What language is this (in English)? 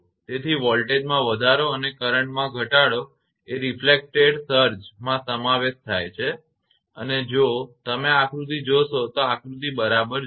Gujarati